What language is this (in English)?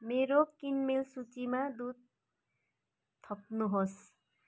Nepali